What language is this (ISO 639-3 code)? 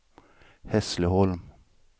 swe